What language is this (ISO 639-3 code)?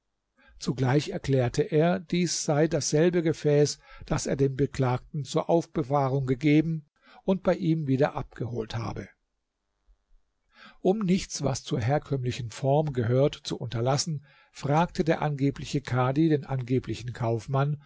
deu